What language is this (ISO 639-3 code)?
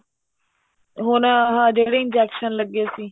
pan